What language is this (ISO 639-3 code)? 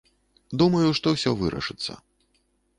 bel